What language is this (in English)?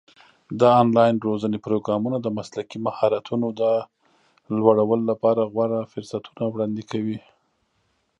Pashto